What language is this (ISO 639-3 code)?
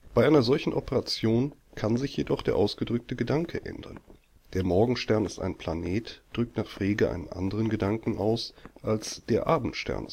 deu